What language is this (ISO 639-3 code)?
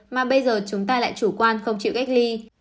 vie